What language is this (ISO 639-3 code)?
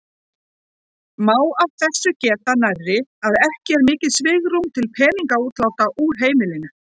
isl